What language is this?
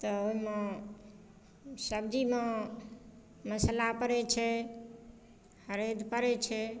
Maithili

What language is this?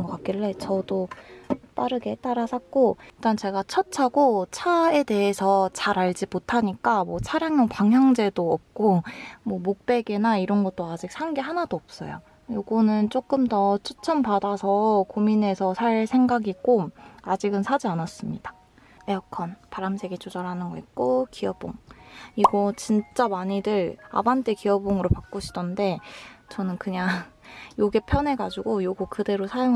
Korean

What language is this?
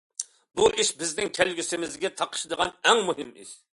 Uyghur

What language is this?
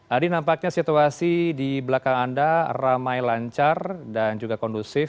Indonesian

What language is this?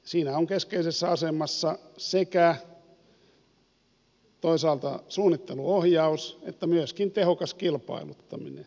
Finnish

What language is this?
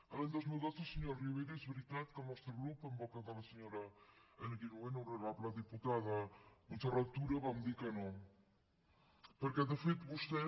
Catalan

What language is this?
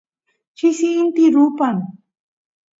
Santiago del Estero Quichua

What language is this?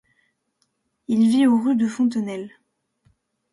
French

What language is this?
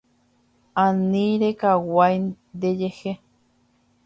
Guarani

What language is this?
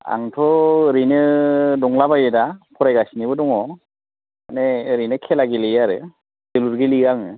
Bodo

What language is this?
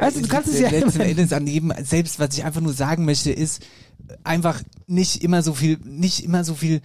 German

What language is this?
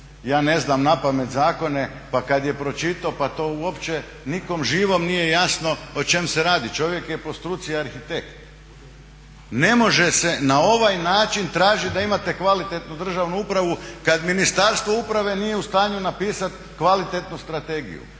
Croatian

